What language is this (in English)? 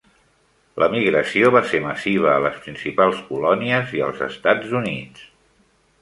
Catalan